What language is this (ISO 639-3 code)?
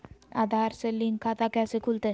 mag